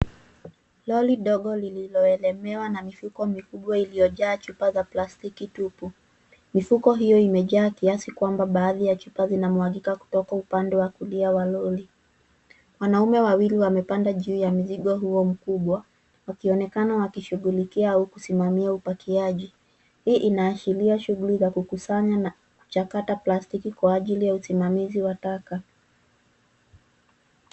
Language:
Swahili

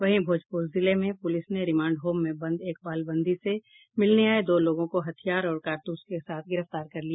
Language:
Hindi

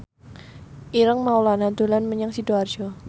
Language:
Javanese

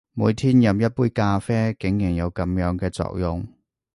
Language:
Cantonese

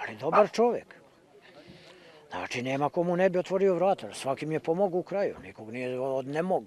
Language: French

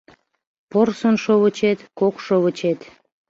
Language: Mari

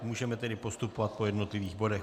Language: Czech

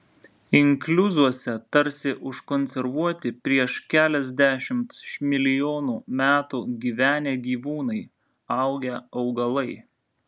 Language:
Lithuanian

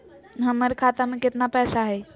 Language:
Magahi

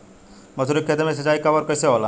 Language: Bhojpuri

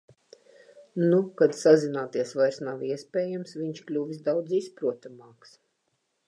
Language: Latvian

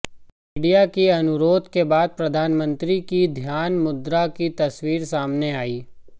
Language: Hindi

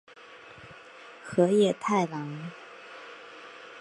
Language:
Chinese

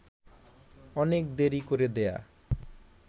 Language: Bangla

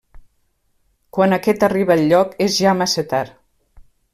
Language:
Catalan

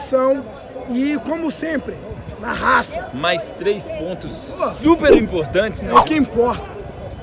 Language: Portuguese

